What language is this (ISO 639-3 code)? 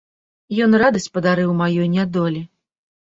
bel